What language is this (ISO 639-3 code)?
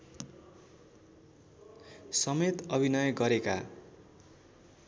nep